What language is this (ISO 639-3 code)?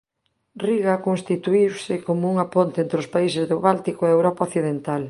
glg